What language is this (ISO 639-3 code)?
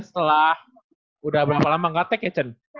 ind